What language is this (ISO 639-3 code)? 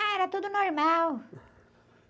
por